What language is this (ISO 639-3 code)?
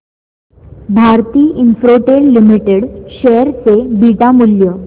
mar